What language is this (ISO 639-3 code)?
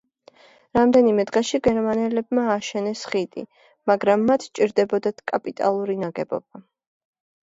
kat